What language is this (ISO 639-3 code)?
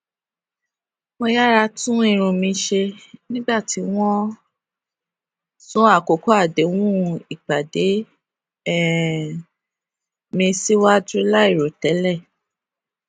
yor